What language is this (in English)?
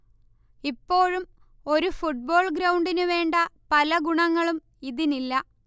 Malayalam